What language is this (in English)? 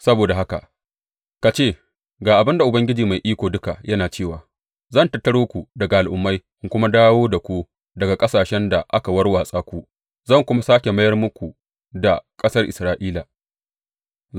Hausa